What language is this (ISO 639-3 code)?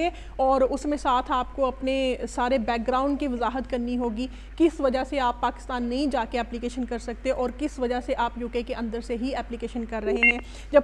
hin